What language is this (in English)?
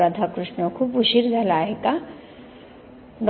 Marathi